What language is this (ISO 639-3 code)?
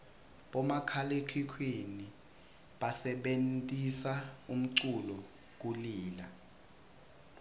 ssw